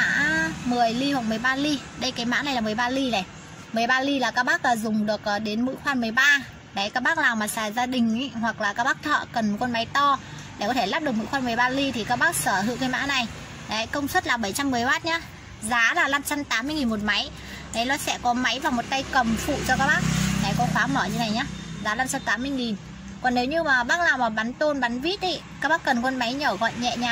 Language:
Vietnamese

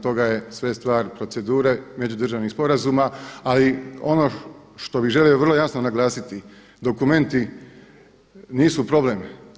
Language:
Croatian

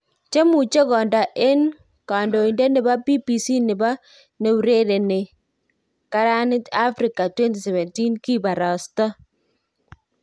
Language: Kalenjin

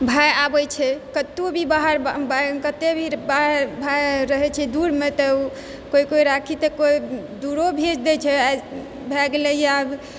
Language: Maithili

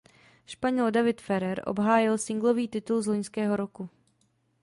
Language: Czech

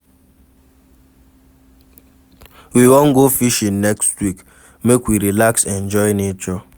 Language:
Nigerian Pidgin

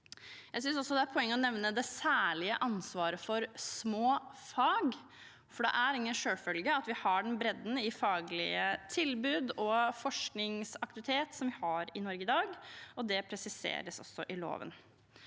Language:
Norwegian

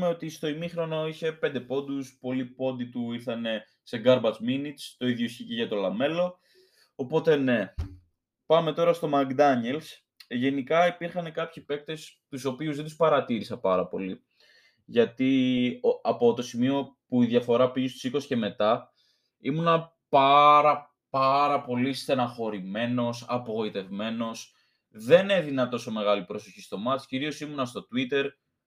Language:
Greek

